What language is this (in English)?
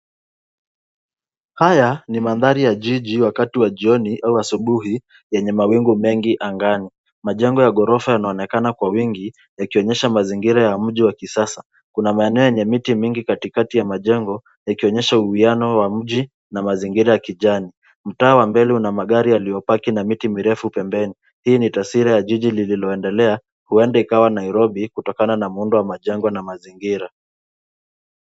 Swahili